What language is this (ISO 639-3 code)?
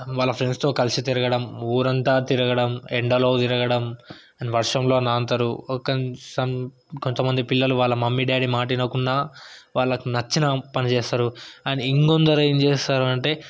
tel